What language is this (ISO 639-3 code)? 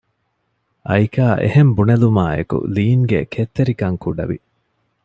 div